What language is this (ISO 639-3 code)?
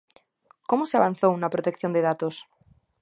glg